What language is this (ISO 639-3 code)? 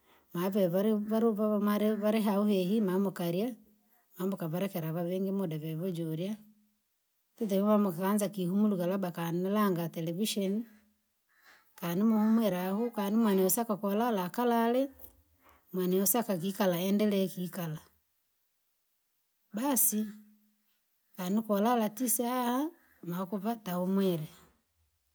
lag